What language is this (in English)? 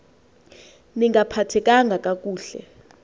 Xhosa